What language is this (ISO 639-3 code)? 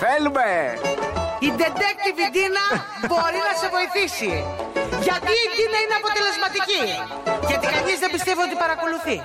ell